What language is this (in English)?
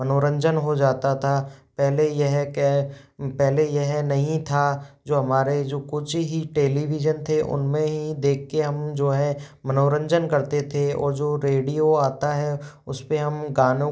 Hindi